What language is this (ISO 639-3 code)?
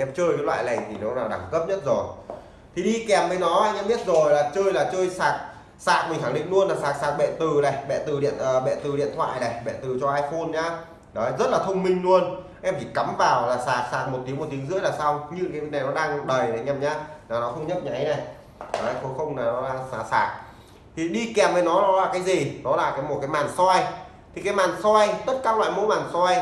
vie